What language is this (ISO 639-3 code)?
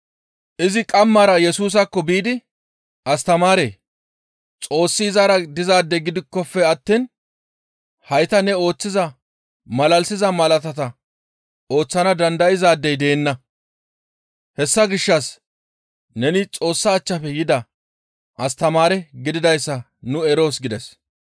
gmv